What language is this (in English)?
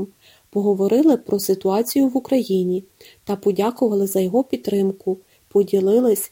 Ukrainian